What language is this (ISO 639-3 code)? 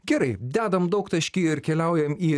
lit